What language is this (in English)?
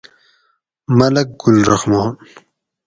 Gawri